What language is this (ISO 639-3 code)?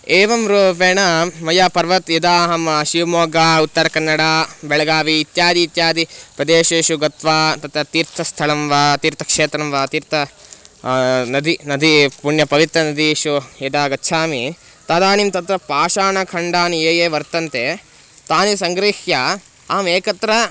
san